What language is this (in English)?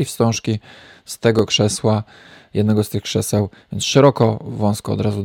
Polish